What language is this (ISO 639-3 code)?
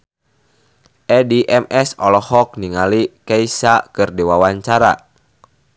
sun